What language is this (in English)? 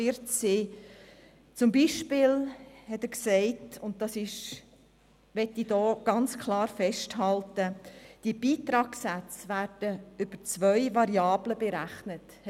Swiss German